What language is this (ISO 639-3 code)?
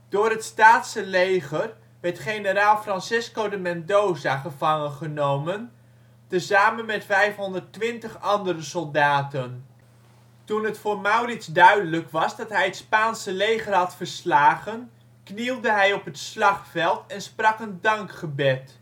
nld